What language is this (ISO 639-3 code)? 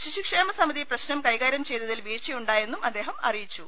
mal